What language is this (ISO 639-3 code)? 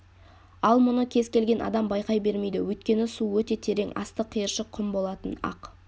kaz